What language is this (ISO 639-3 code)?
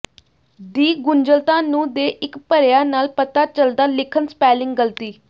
pan